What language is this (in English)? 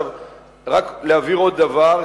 Hebrew